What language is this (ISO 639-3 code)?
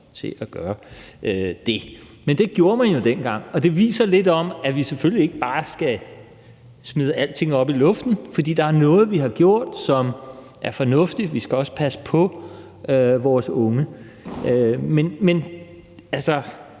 dan